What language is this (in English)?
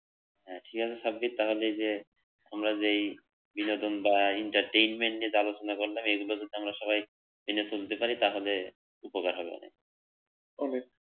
Bangla